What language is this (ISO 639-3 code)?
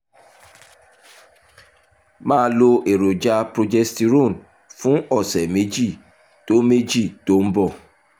yor